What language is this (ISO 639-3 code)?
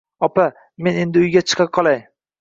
uzb